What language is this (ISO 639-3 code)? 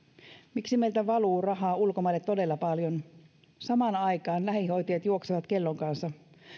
fin